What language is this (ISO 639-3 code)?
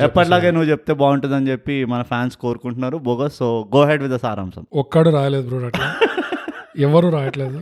tel